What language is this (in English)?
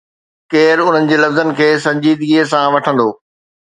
Sindhi